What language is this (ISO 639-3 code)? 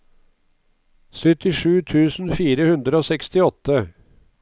nor